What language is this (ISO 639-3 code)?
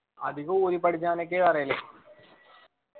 mal